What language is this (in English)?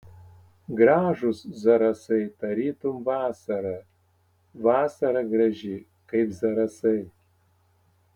Lithuanian